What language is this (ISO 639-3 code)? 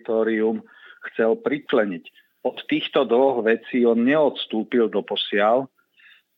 slk